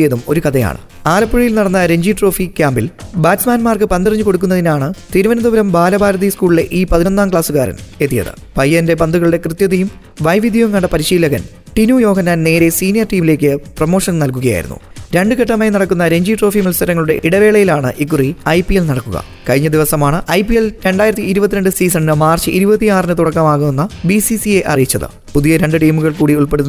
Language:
Malayalam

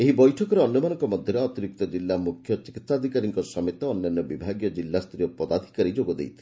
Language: Odia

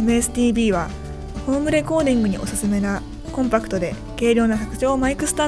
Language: Japanese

